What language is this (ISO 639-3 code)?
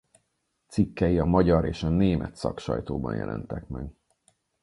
hun